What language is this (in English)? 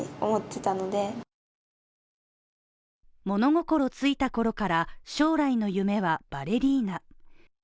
Japanese